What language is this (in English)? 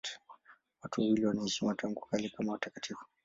Swahili